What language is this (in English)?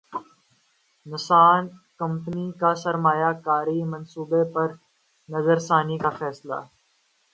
Urdu